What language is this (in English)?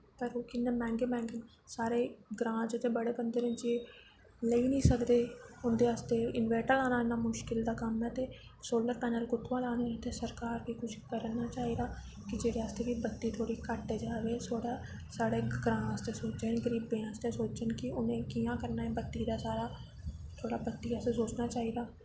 Dogri